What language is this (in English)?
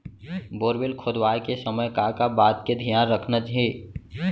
Chhattisgarhi